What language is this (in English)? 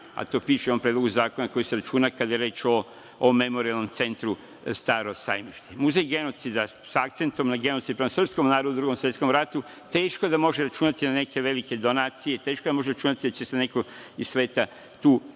Serbian